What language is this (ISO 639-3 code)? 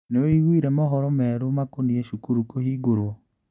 kik